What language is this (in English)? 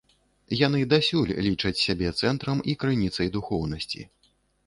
Belarusian